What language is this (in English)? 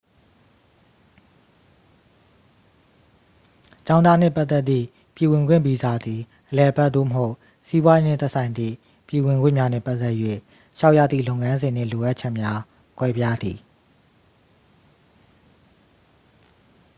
Burmese